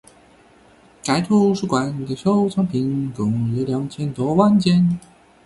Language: Chinese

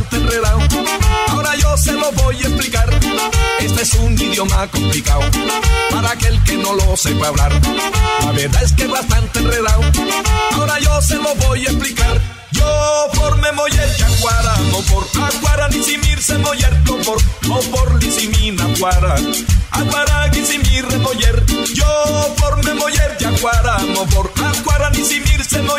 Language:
Spanish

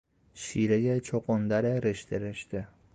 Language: Persian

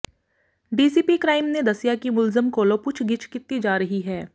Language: Punjabi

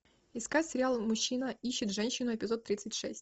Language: Russian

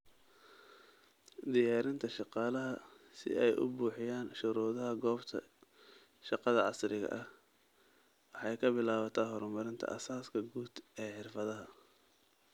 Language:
Somali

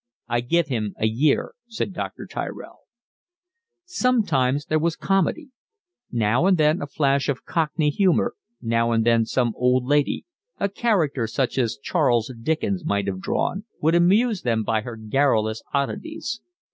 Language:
English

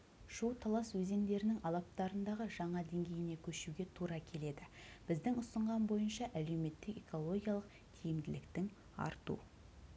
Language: Kazakh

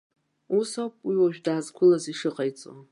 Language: Abkhazian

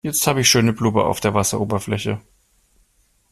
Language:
German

